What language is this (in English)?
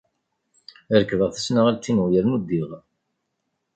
Kabyle